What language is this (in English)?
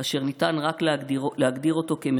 Hebrew